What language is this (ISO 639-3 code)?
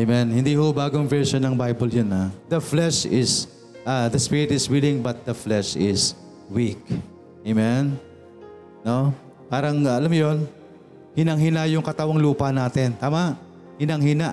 fil